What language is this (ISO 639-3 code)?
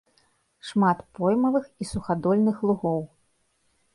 bel